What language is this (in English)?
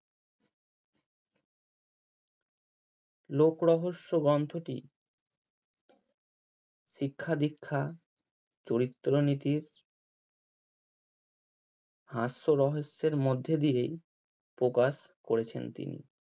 Bangla